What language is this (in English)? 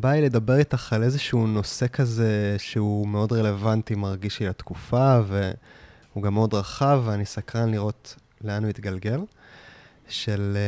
Hebrew